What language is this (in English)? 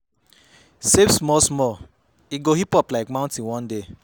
Nigerian Pidgin